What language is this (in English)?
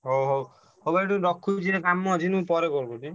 Odia